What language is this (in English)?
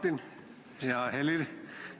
Estonian